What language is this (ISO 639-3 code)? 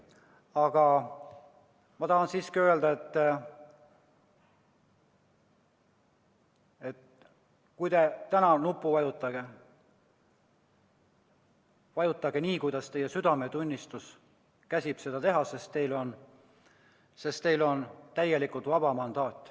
est